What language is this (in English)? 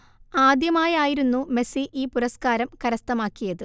Malayalam